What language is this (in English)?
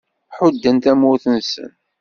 Kabyle